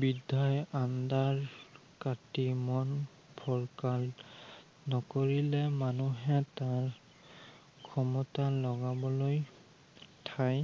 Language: Assamese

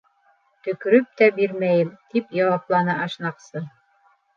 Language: Bashkir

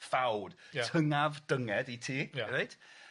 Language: Welsh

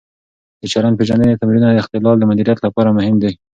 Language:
Pashto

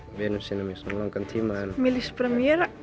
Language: Icelandic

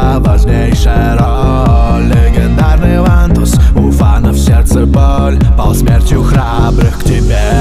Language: Polish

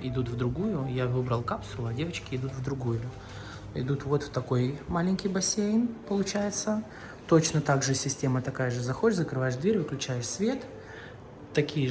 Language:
Russian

